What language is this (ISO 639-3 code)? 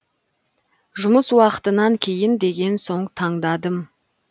kaz